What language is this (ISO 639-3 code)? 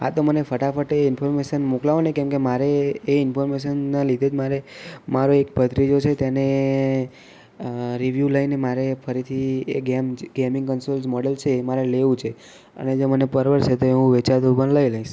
guj